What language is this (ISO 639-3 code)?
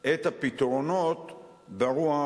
heb